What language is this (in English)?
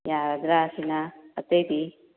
Manipuri